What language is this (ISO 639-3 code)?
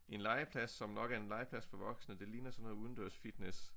dan